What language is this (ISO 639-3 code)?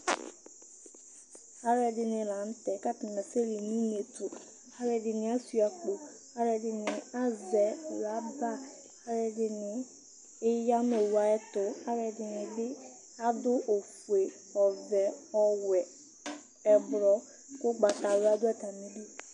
kpo